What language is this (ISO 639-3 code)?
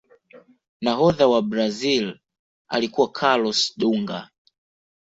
swa